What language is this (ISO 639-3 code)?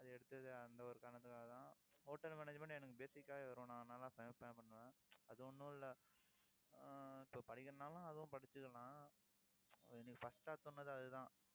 tam